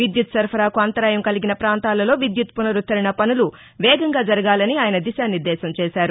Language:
Telugu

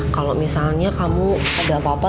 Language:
Indonesian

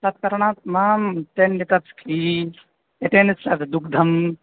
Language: Sanskrit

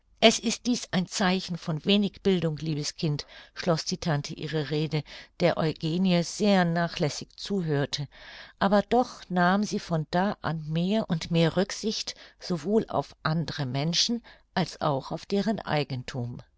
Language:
German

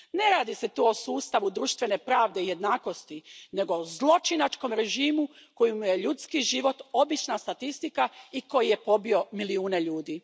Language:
Croatian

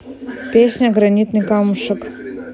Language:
Russian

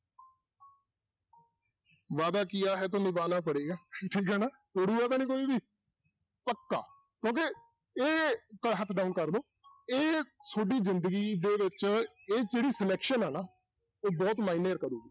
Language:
Punjabi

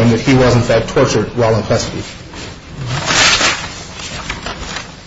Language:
English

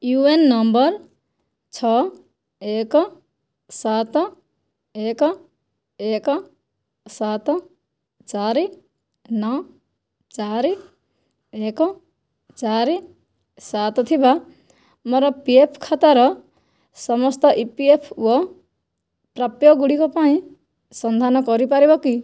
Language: Odia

